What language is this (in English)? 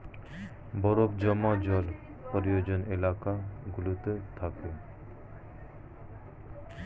Bangla